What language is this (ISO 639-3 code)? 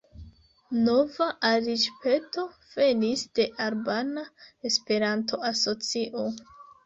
epo